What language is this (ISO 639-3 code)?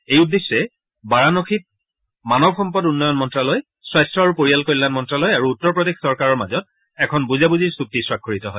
asm